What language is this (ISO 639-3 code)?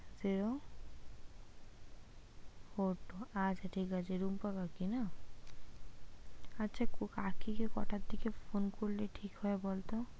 ben